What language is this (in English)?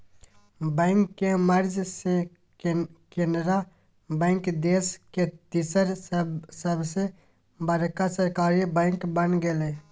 Magahi